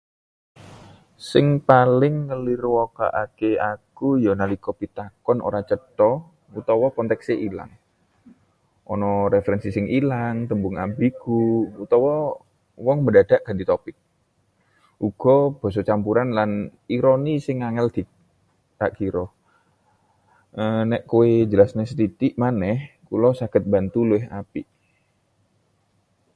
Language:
Javanese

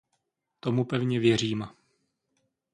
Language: Czech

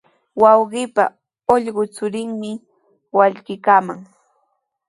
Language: Sihuas Ancash Quechua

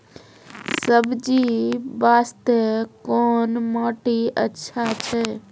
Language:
Maithili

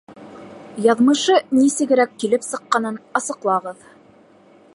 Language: Bashkir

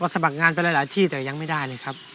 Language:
Thai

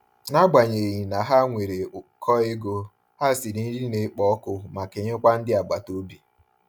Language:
Igbo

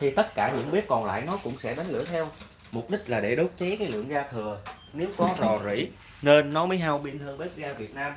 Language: Vietnamese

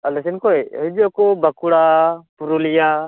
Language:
Santali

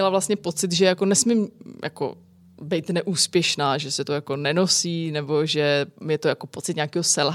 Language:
Czech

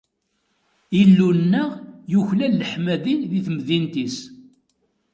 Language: Kabyle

